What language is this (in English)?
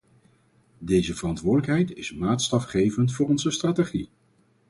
Dutch